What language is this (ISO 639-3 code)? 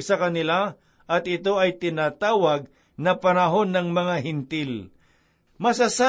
fil